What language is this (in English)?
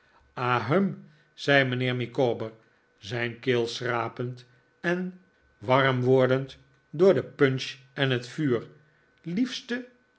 Dutch